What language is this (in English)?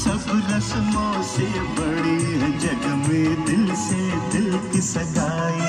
Hindi